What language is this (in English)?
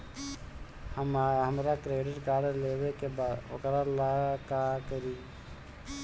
Bhojpuri